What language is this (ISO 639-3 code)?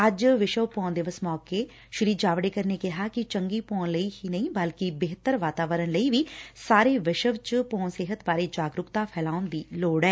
pan